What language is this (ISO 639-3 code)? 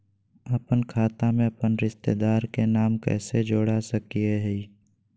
mag